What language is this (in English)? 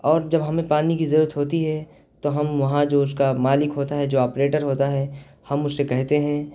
Urdu